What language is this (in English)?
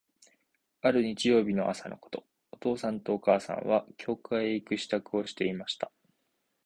Japanese